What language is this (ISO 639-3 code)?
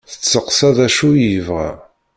kab